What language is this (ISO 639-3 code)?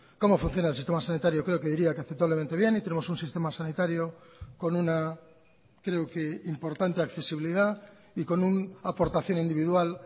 spa